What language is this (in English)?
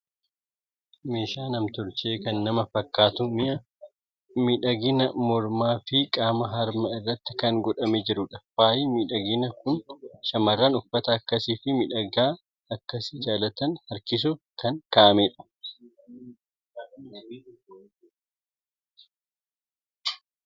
Oromo